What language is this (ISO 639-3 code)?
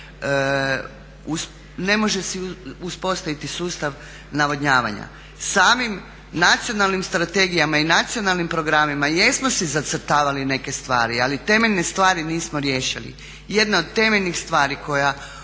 hrv